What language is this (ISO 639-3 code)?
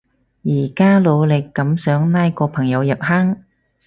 yue